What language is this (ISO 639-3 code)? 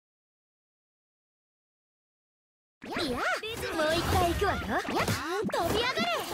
jpn